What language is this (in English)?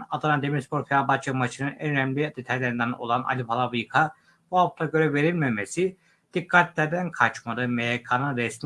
Turkish